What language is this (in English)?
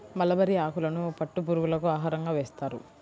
Telugu